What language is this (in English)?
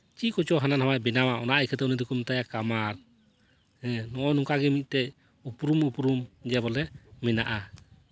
Santali